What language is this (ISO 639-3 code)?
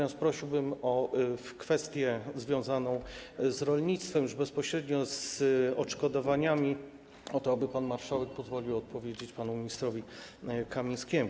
pol